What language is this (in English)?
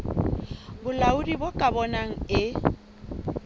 Southern Sotho